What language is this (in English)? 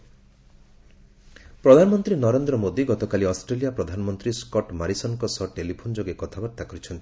Odia